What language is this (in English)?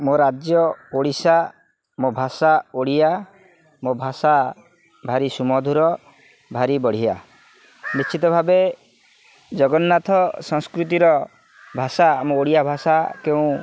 Odia